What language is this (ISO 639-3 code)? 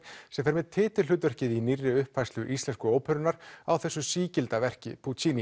isl